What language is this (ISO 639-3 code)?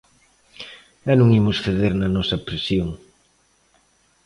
glg